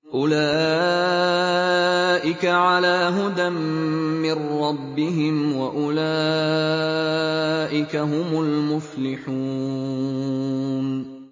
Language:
Arabic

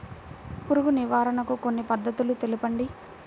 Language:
Telugu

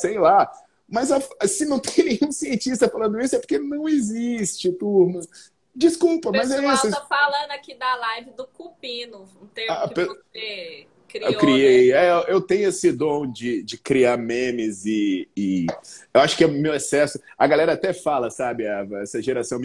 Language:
Portuguese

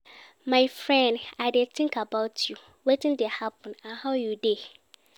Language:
Nigerian Pidgin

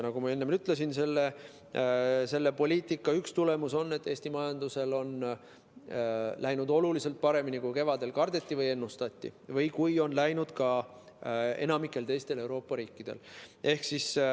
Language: Estonian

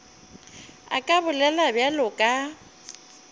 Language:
Northern Sotho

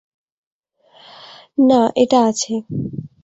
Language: Bangla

